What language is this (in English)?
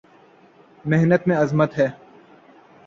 Urdu